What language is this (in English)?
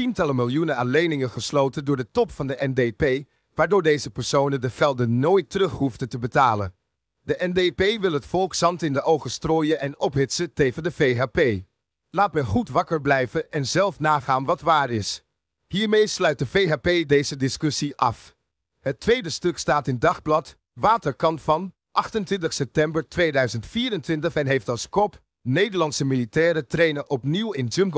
Dutch